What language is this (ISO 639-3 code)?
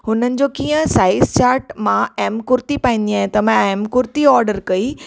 snd